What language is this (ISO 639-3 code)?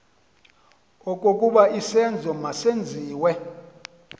xho